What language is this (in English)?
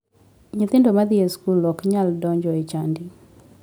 Luo (Kenya and Tanzania)